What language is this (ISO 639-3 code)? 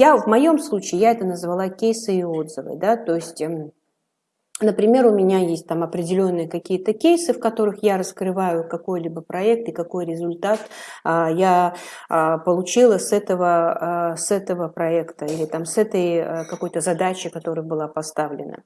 rus